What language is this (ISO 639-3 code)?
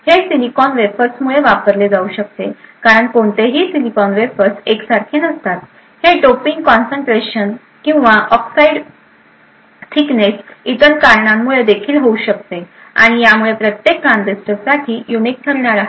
mar